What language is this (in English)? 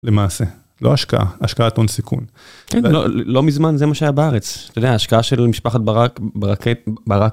Hebrew